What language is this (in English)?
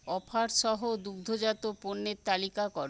Bangla